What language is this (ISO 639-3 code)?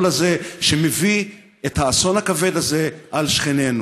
heb